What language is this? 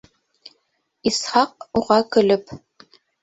Bashkir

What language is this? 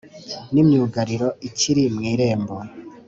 Kinyarwanda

